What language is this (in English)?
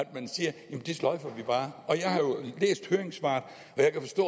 Danish